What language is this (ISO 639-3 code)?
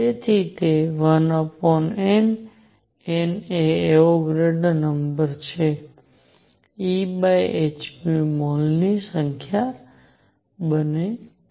guj